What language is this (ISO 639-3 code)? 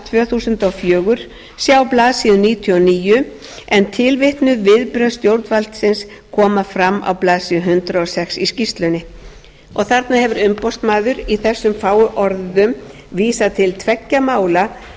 isl